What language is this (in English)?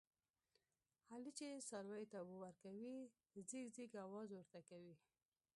Pashto